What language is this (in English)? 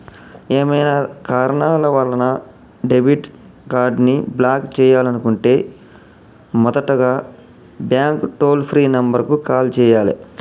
Telugu